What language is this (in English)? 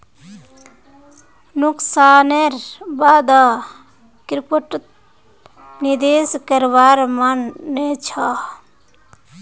Magahi